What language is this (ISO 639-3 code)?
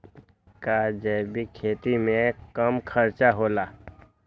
mag